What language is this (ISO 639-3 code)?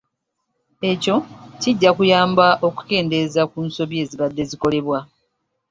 lug